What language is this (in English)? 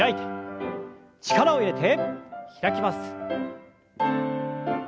Japanese